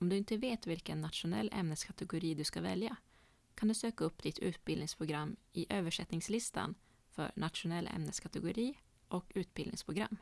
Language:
Swedish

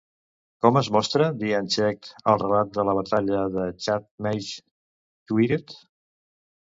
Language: Catalan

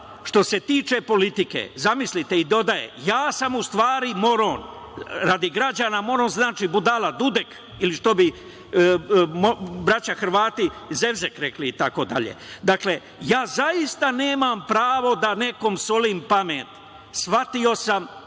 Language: Serbian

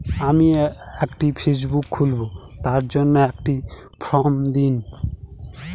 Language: Bangla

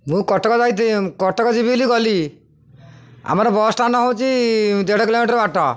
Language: Odia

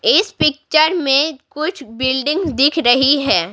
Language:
Hindi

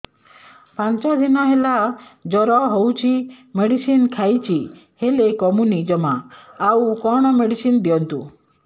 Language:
Odia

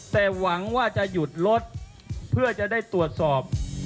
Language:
Thai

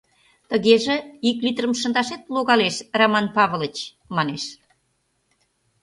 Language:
Mari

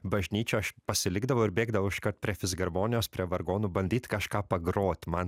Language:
Lithuanian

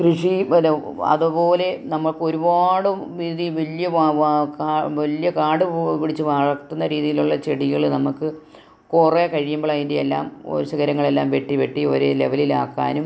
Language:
Malayalam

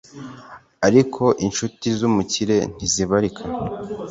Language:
Kinyarwanda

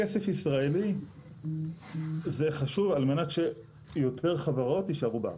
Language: Hebrew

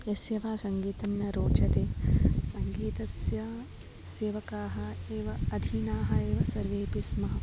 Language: Sanskrit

